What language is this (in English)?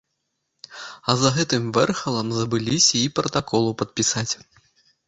Belarusian